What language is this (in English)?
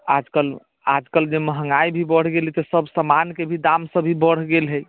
Maithili